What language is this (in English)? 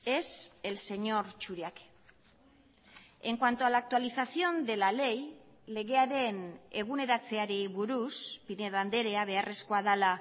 Spanish